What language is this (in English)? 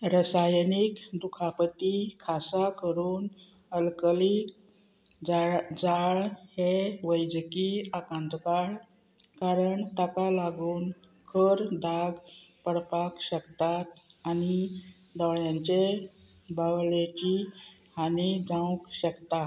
Konkani